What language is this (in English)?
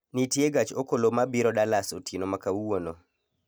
Luo (Kenya and Tanzania)